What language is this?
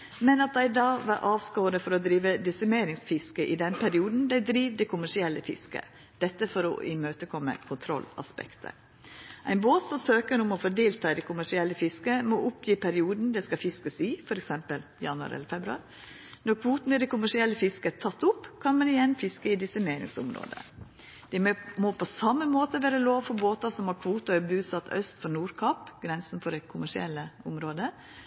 Norwegian Nynorsk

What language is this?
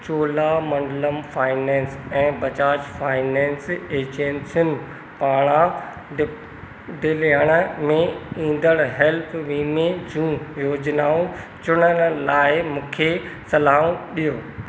Sindhi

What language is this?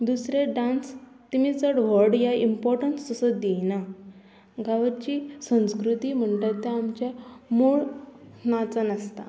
Konkani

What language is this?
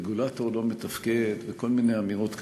Hebrew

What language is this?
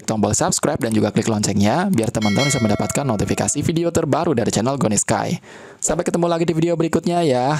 Indonesian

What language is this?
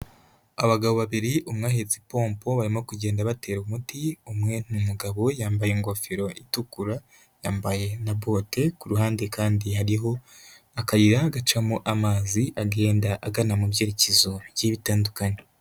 Kinyarwanda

